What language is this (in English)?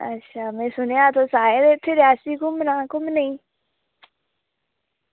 Dogri